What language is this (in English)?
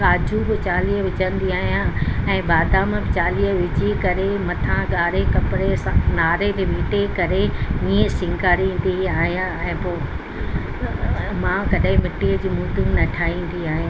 Sindhi